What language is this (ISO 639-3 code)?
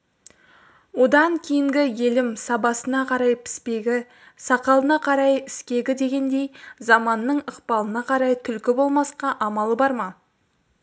kaz